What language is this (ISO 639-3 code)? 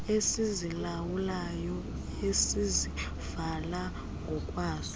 xho